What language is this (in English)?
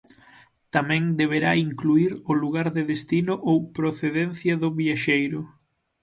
Galician